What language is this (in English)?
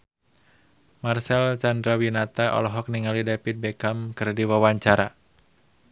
Sundanese